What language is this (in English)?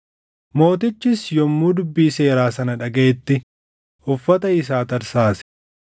Oromo